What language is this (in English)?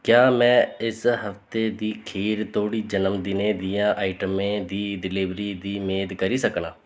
Dogri